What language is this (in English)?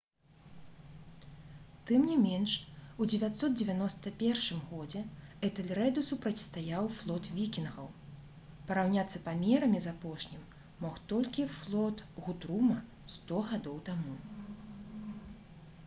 Belarusian